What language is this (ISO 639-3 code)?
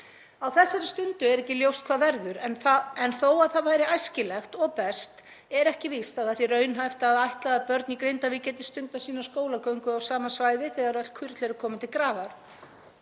isl